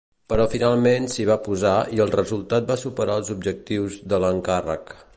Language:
Catalan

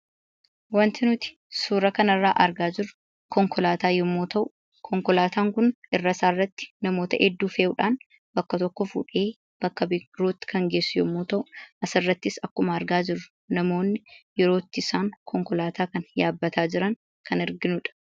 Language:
Oromo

